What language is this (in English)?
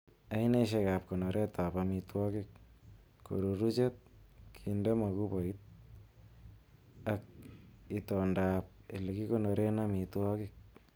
Kalenjin